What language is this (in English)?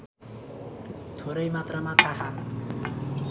Nepali